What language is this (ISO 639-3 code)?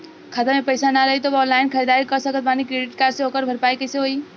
bho